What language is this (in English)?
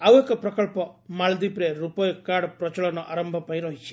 Odia